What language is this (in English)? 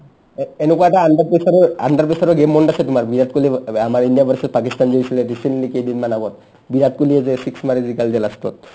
Assamese